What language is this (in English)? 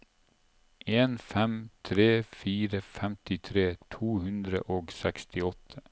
Norwegian